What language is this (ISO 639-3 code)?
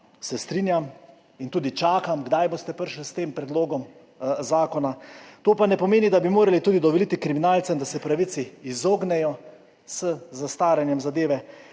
slv